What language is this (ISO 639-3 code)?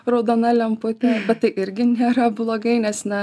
lit